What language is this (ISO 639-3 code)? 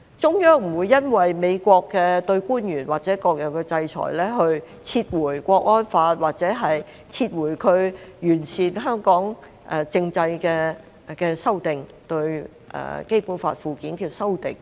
yue